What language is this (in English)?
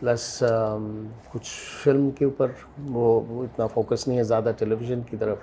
Urdu